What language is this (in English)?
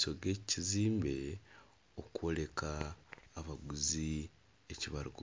Nyankole